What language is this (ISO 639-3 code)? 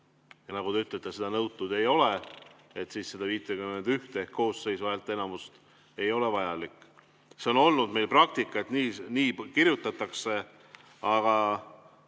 est